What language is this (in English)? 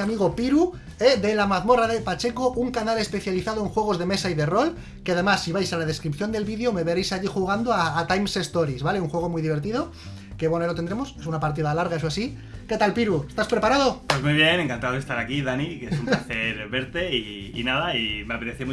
Spanish